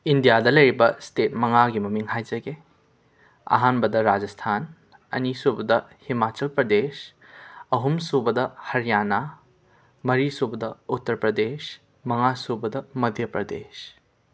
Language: Manipuri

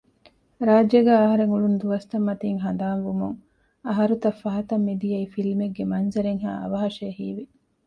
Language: Divehi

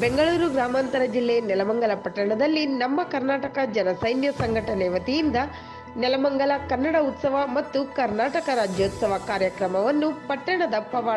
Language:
Arabic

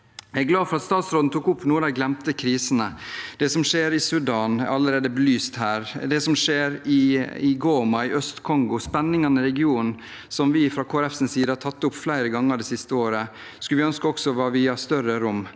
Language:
Norwegian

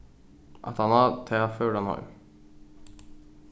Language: Faroese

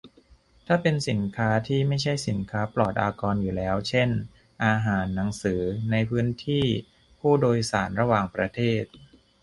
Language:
Thai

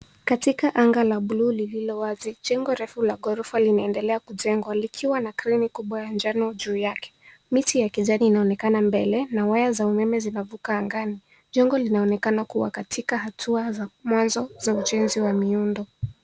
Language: Swahili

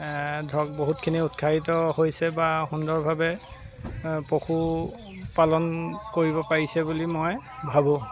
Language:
Assamese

